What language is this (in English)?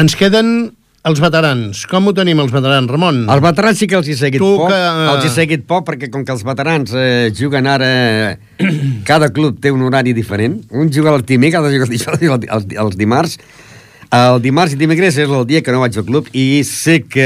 Italian